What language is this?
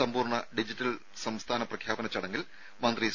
Malayalam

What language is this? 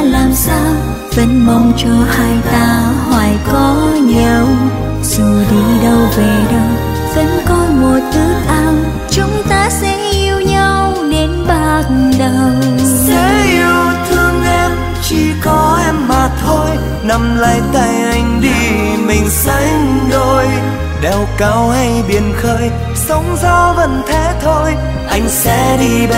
Vietnamese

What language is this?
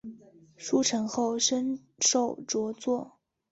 Chinese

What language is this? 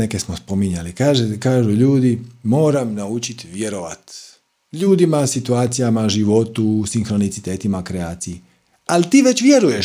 Croatian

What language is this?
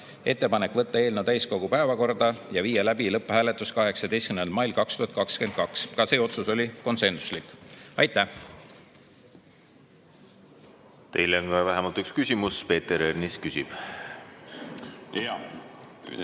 Estonian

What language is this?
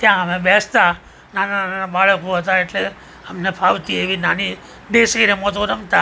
Gujarati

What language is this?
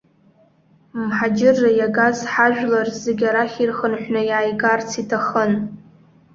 Abkhazian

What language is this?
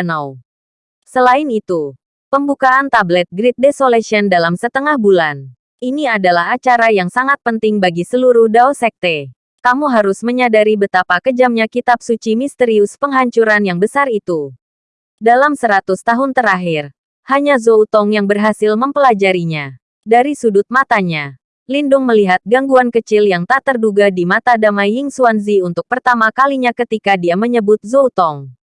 Indonesian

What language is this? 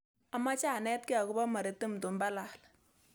Kalenjin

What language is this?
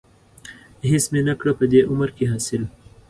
Pashto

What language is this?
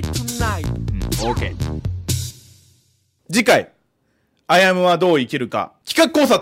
Japanese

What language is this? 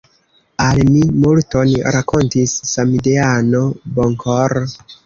Esperanto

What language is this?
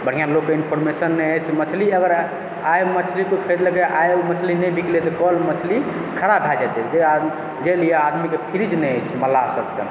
Maithili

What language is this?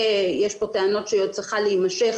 Hebrew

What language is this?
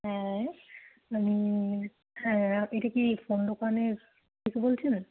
Bangla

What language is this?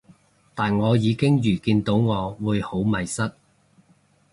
Cantonese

